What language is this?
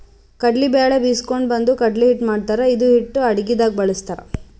Kannada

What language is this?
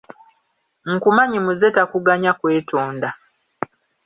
Ganda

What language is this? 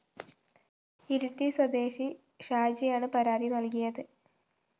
Malayalam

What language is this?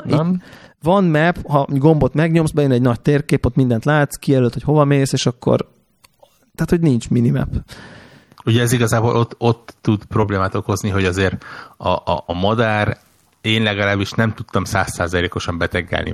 Hungarian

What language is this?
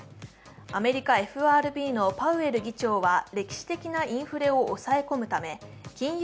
Japanese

